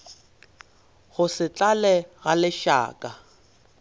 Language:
Northern Sotho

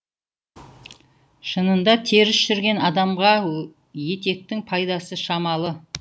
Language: Kazakh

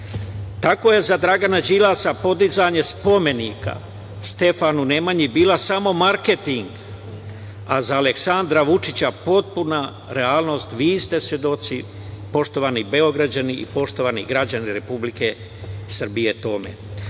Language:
Serbian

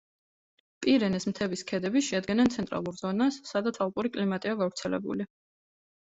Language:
Georgian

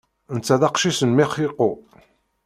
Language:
Kabyle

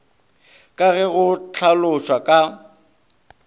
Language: Northern Sotho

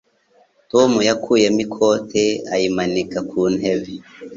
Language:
Kinyarwanda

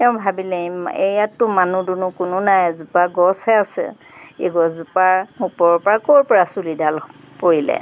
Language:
Assamese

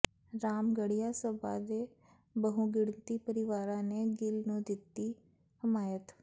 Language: Punjabi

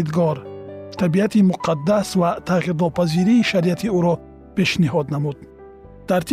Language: Persian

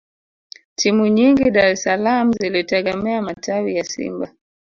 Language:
Swahili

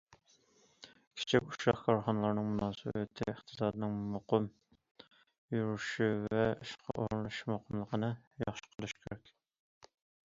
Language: Uyghur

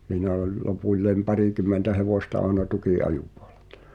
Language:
Finnish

